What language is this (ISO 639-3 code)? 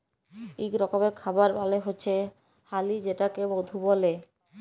ben